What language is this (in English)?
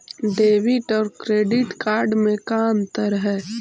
Magahi